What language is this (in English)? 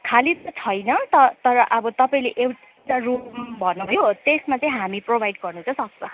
Nepali